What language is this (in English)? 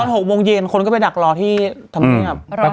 Thai